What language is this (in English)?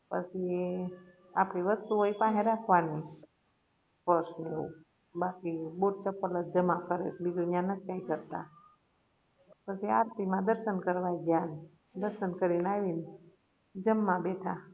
Gujarati